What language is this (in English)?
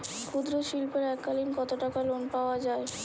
Bangla